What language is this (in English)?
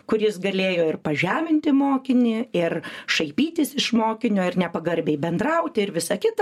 Lithuanian